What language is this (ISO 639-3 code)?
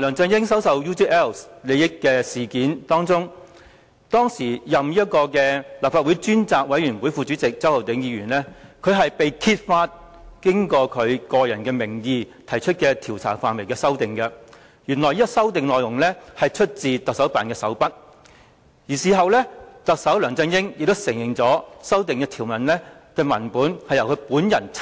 yue